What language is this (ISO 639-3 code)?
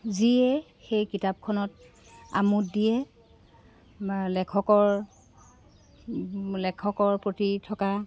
asm